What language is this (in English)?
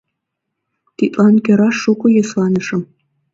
Mari